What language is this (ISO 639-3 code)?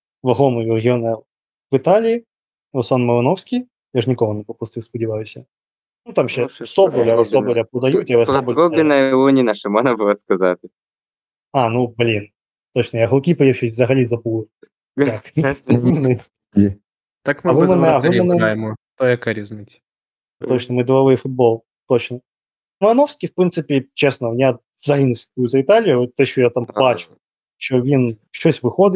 ukr